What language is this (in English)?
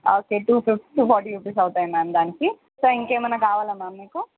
Telugu